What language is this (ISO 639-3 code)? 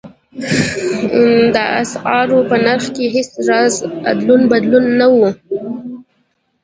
pus